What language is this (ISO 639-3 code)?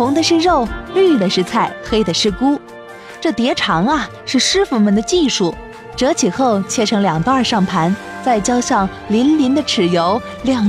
zho